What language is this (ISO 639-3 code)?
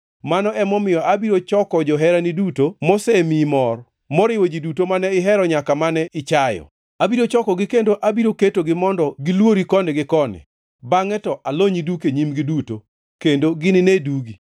luo